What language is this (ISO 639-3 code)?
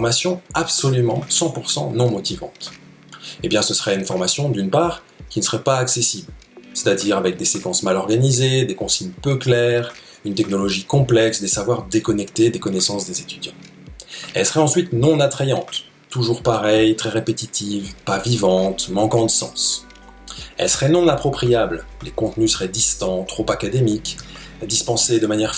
fra